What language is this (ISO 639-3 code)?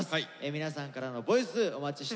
jpn